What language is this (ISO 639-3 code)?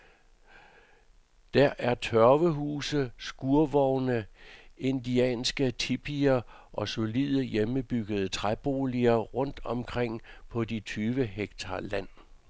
dan